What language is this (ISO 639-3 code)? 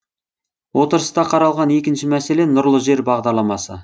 kaz